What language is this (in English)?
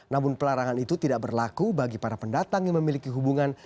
Indonesian